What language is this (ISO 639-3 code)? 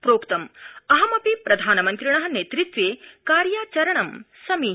san